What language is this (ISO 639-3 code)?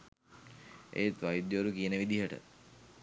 sin